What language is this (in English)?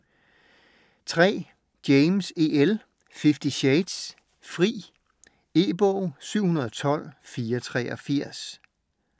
Danish